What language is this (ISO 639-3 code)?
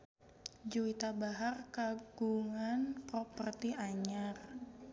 sun